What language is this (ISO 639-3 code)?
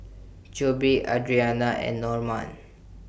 eng